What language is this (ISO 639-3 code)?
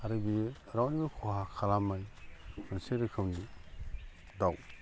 brx